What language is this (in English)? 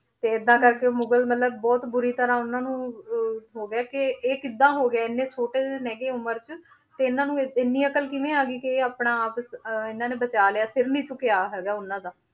Punjabi